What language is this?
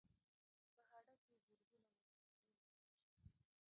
Pashto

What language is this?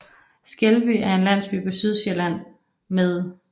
Danish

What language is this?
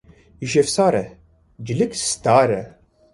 Kurdish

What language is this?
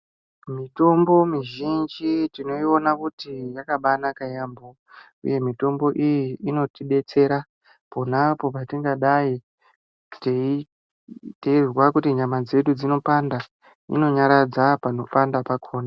Ndau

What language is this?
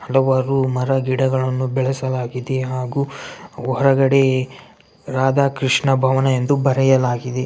Kannada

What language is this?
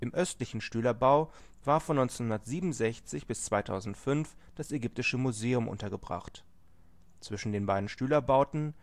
German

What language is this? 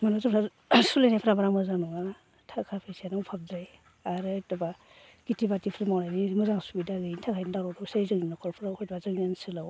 Bodo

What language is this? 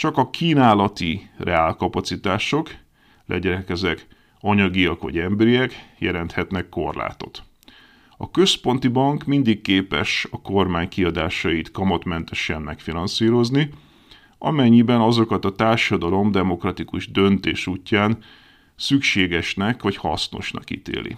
Hungarian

